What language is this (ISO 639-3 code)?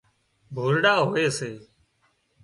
kxp